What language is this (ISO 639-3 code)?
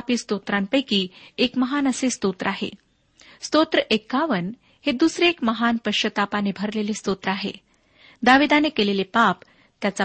mar